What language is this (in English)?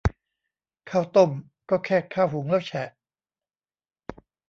Thai